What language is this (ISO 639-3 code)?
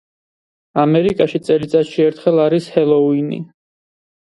kat